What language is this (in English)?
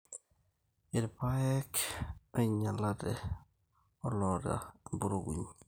Masai